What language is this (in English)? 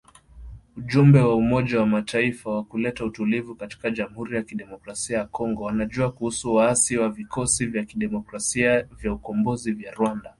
Swahili